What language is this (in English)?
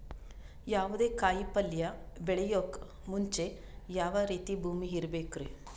Kannada